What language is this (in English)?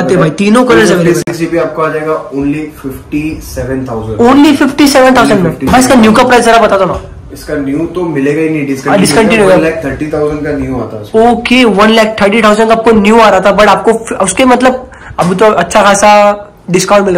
Hindi